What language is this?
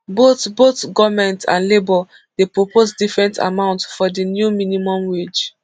Nigerian Pidgin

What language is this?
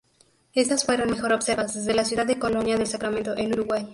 Spanish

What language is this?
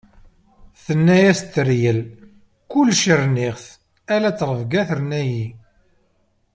Kabyle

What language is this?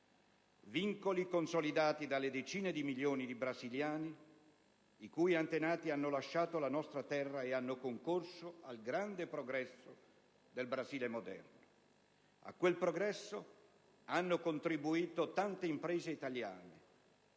Italian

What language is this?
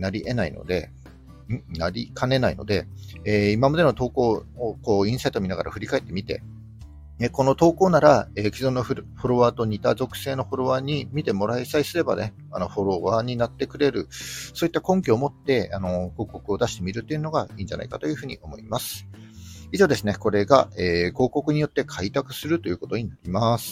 Japanese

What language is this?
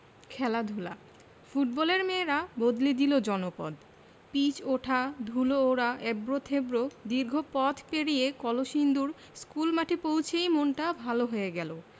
Bangla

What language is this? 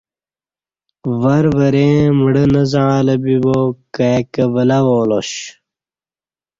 Kati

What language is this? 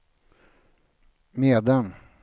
Swedish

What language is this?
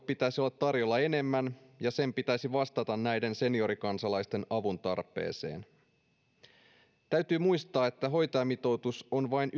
Finnish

